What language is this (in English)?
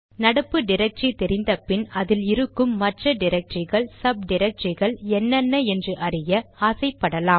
Tamil